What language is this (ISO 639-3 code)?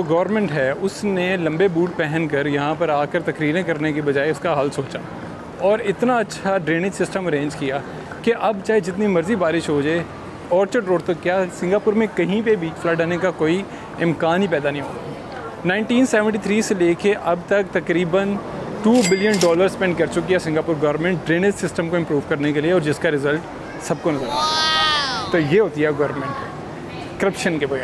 hin